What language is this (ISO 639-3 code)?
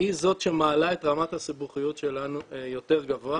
heb